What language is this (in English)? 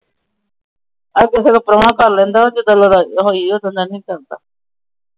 Punjabi